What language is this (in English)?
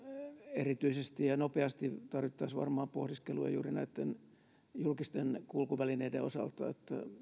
Finnish